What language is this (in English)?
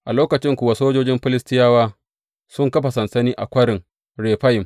Hausa